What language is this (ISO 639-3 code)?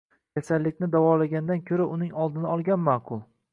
uzb